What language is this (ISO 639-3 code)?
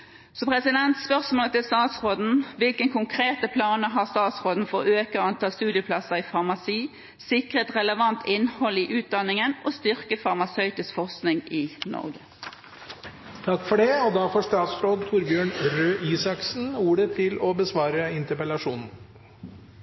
nob